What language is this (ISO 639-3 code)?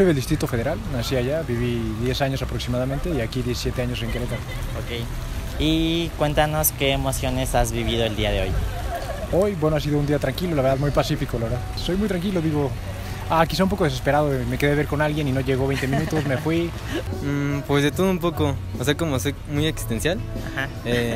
spa